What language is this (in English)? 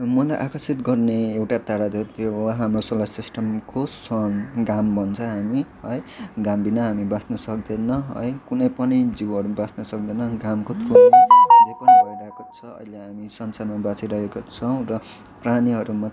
Nepali